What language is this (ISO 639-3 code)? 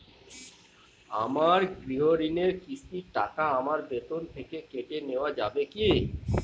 ben